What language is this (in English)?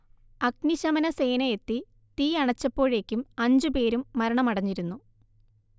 Malayalam